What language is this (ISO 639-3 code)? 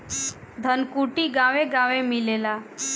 bho